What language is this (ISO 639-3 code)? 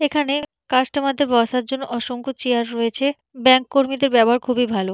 ben